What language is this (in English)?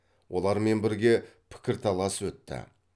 Kazakh